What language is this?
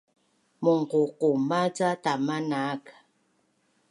Bunun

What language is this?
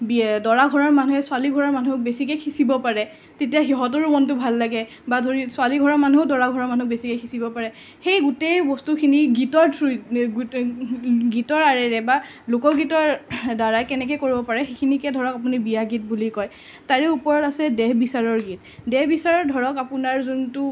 Assamese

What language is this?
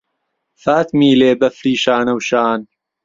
Central Kurdish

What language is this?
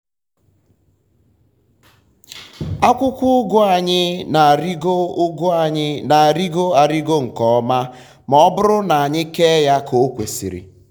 Igbo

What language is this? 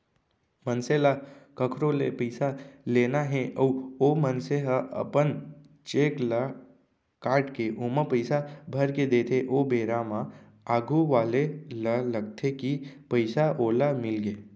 Chhattisgarhi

